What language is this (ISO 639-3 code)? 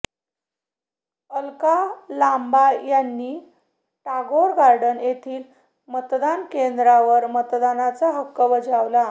mar